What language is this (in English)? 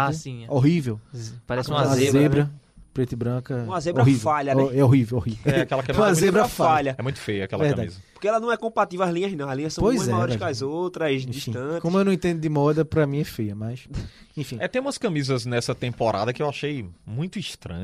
Portuguese